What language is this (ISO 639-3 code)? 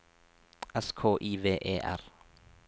nor